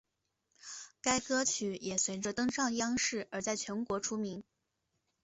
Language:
Chinese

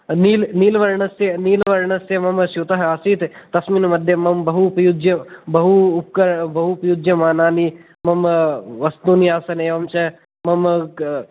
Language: Sanskrit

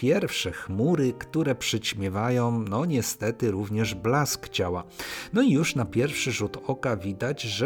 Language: Polish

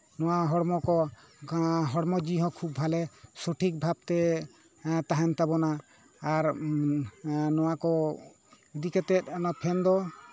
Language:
Santali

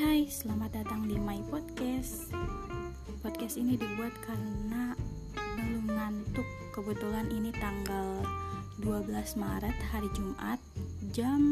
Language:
Indonesian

